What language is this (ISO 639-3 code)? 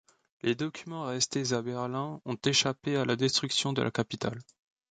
fra